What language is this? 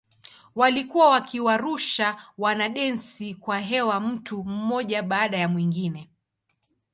Swahili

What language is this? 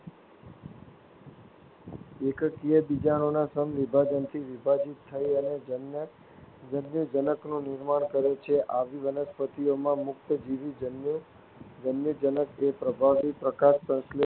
Gujarati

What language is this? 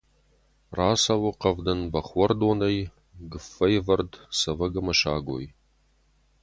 Ossetic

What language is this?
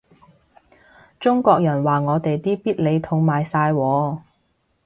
Cantonese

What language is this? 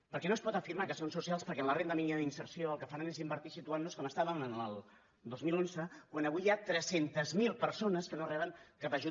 Catalan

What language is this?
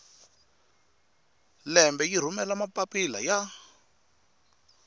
Tsonga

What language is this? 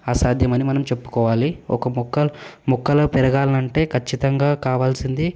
Telugu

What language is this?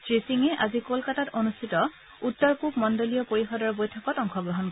Assamese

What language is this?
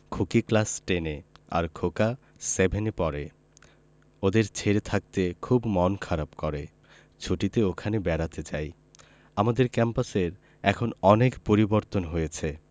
Bangla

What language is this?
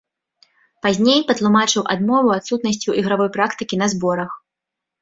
Belarusian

